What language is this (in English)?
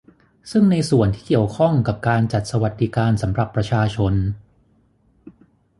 Thai